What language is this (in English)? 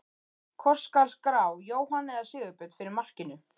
Icelandic